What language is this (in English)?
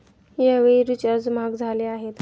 Marathi